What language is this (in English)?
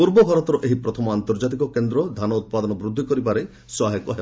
Odia